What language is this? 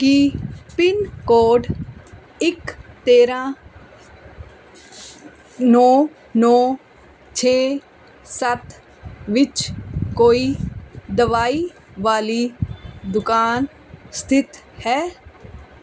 Punjabi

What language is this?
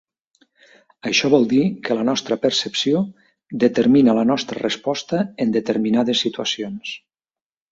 Catalan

